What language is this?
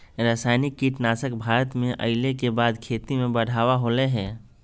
Magahi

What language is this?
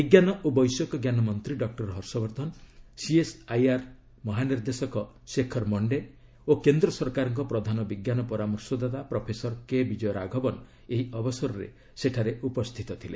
Odia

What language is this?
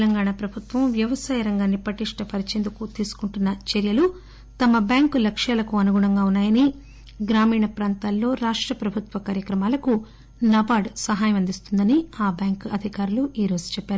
Telugu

